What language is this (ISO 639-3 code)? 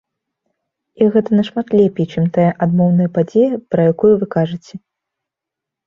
bel